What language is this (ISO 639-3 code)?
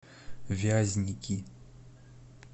rus